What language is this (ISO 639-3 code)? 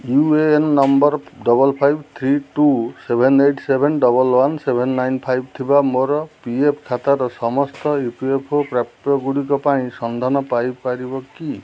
ori